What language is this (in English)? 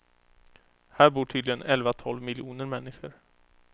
Swedish